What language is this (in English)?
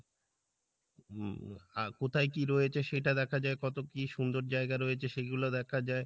Bangla